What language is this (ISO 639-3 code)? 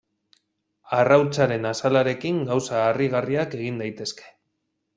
eus